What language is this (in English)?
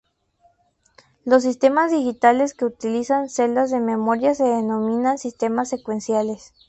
Spanish